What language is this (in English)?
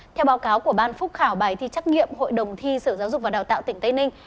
Vietnamese